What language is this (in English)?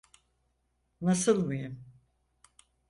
Turkish